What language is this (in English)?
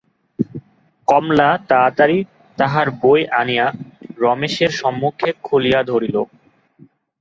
Bangla